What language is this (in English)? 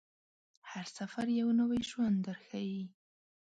Pashto